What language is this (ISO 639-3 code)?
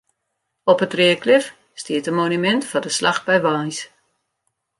fry